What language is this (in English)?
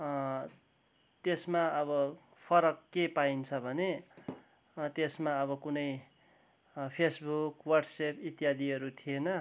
Nepali